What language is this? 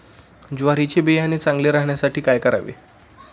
Marathi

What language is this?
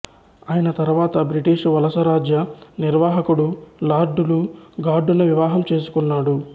Telugu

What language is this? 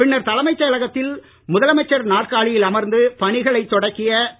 Tamil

